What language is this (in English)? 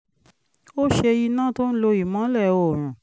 Yoruba